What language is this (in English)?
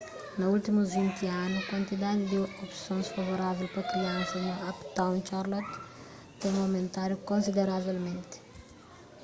Kabuverdianu